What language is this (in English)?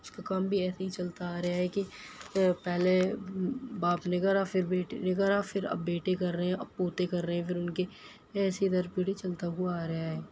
Urdu